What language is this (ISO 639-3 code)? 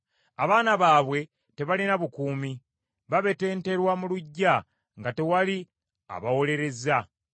lug